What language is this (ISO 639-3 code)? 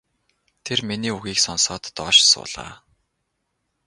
mon